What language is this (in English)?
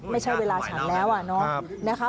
Thai